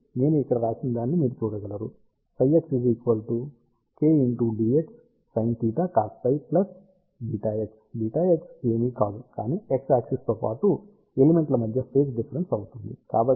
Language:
Telugu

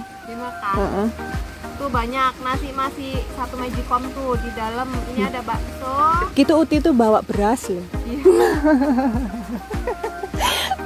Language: Indonesian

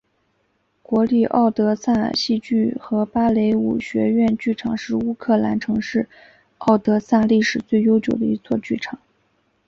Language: Chinese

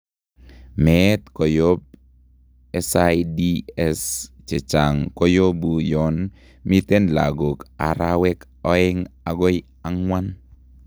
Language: Kalenjin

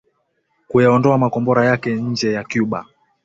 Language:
Swahili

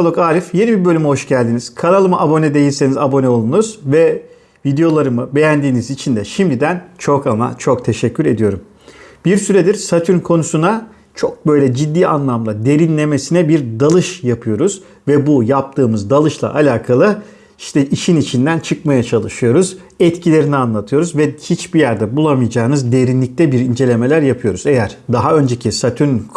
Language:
Turkish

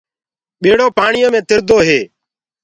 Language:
Gurgula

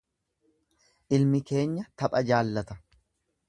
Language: Oromo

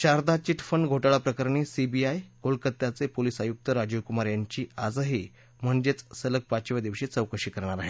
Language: Marathi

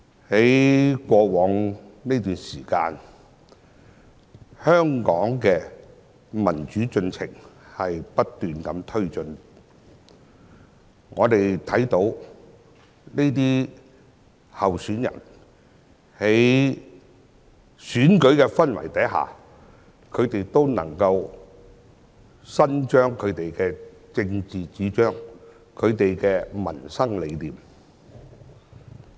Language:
Cantonese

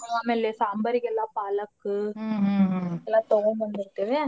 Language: Kannada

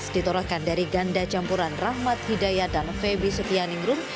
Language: Indonesian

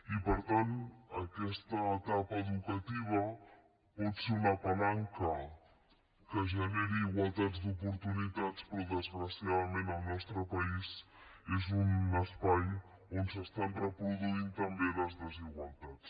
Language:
Catalan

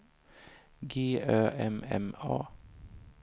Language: Swedish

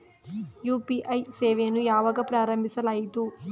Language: Kannada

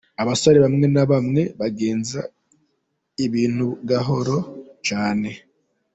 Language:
Kinyarwanda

